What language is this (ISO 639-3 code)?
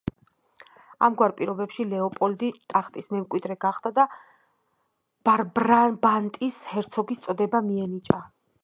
kat